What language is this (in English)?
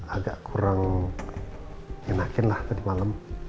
Indonesian